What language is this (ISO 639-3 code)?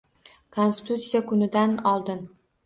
uzb